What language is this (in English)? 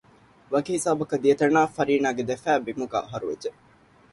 Divehi